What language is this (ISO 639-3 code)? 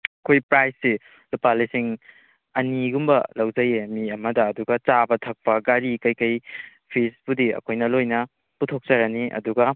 mni